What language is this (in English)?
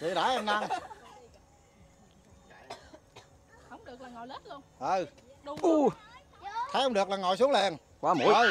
Vietnamese